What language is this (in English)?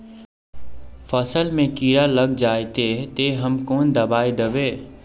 Magahi